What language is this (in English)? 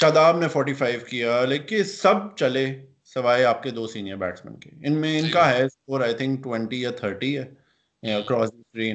Urdu